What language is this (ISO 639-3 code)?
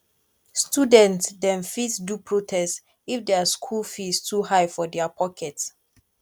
pcm